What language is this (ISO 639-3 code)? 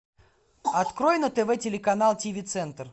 rus